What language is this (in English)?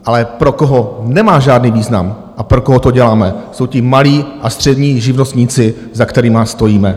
Czech